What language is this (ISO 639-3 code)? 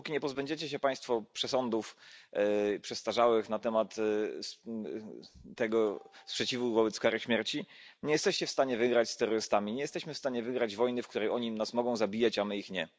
pol